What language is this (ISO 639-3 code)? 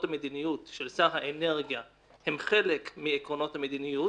heb